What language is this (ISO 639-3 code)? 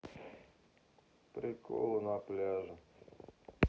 rus